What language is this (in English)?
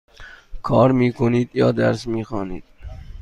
Persian